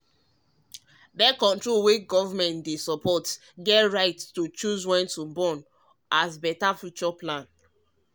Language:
Nigerian Pidgin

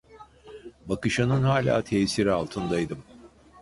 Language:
Turkish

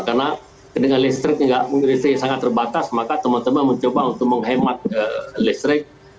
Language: Indonesian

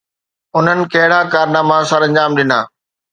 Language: Sindhi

